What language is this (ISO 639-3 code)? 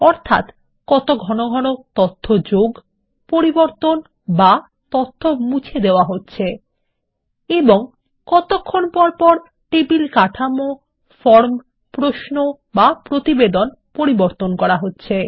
ben